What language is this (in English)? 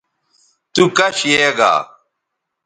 Bateri